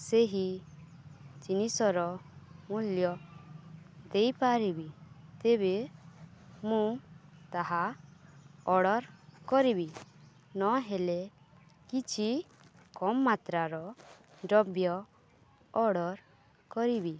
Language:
Odia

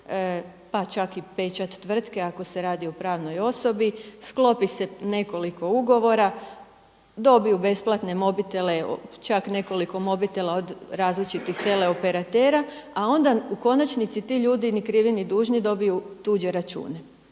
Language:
Croatian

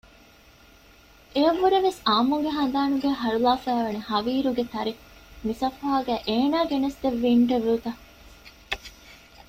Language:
Divehi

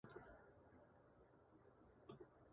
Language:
Japanese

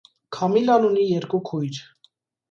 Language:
Armenian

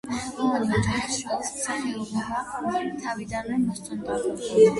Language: Georgian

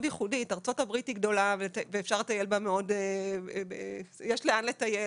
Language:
Hebrew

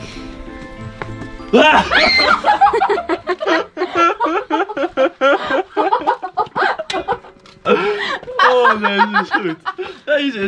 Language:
Dutch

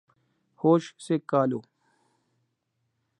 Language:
Urdu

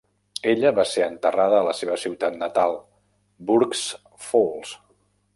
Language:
Catalan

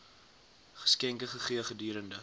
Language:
Afrikaans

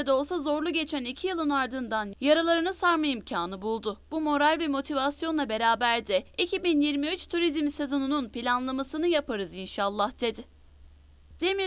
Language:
Turkish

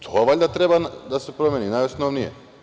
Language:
Serbian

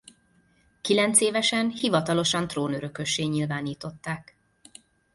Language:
Hungarian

